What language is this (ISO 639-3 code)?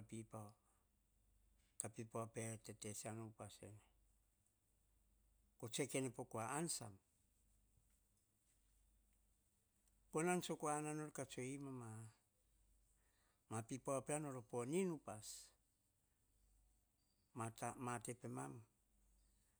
hah